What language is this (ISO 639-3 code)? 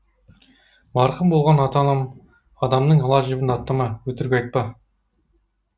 kaz